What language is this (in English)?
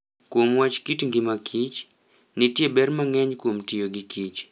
Luo (Kenya and Tanzania)